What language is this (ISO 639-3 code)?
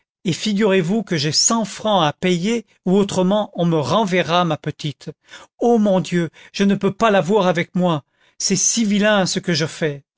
fra